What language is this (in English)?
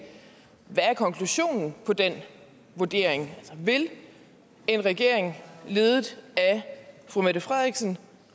Danish